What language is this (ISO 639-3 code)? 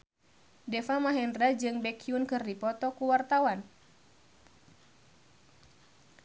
sun